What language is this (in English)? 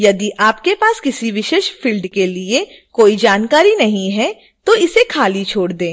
Hindi